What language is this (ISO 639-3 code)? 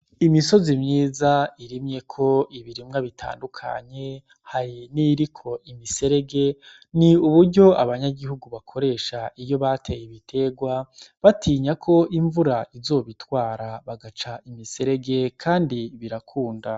run